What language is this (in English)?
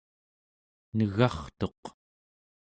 Central Yupik